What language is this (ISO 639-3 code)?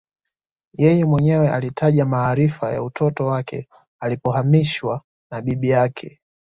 swa